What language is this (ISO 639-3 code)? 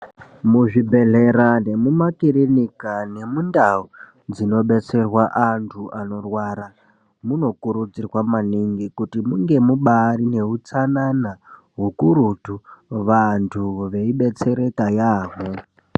ndc